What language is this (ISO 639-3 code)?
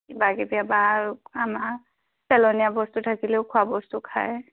asm